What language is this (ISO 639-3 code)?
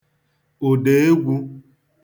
ibo